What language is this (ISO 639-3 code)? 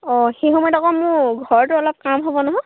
asm